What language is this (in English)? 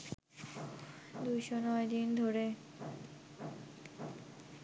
Bangla